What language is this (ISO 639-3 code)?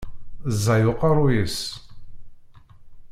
kab